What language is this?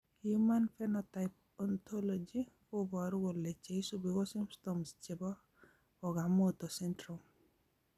Kalenjin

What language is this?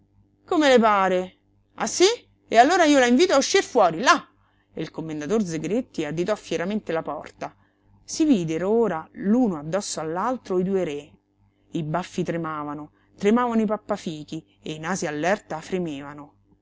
Italian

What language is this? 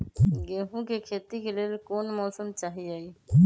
Magahi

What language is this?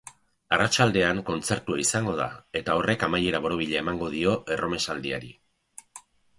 Basque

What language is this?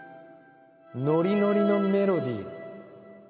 Japanese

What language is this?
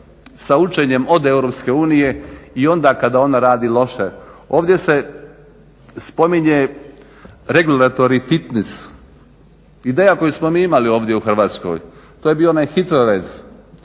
Croatian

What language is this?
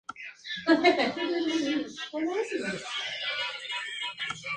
Spanish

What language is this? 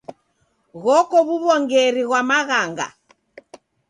Taita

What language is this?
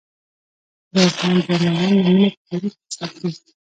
Pashto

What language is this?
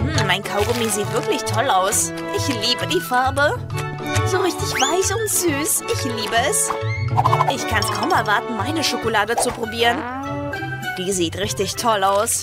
German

